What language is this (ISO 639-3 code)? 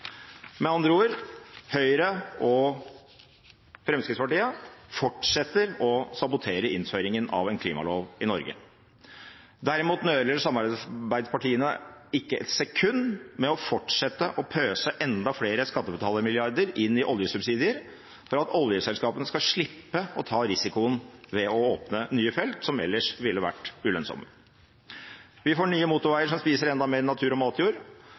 nob